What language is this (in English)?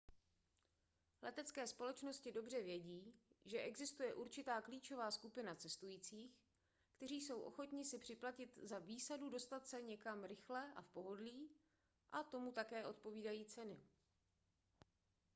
Czech